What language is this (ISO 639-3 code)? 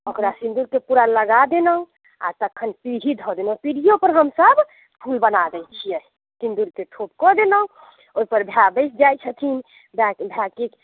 mai